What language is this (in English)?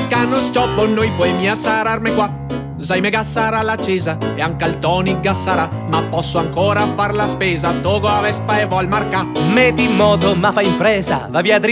Italian